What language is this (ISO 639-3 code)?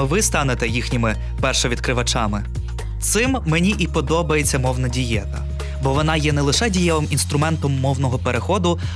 ukr